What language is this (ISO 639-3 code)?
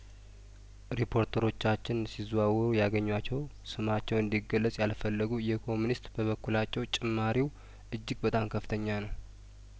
amh